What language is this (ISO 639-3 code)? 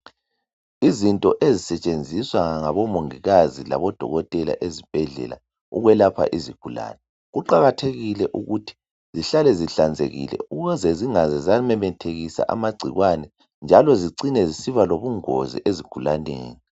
nde